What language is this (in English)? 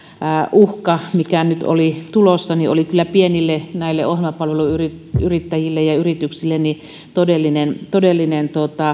Finnish